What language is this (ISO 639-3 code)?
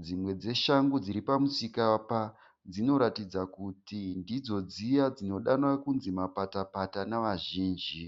sna